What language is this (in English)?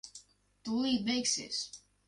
Latvian